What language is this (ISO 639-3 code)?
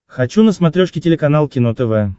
rus